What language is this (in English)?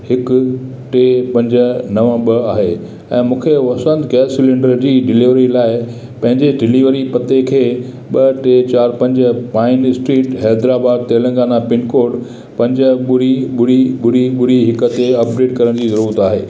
Sindhi